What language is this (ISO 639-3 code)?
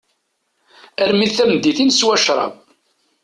kab